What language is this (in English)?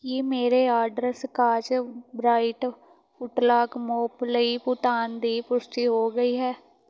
Punjabi